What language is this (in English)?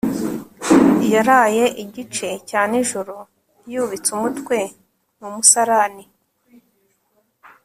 Kinyarwanda